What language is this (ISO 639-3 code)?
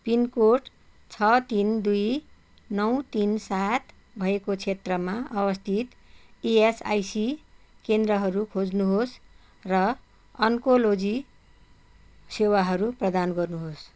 nep